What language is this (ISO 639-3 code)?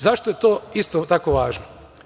srp